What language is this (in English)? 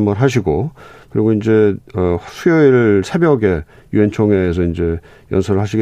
Korean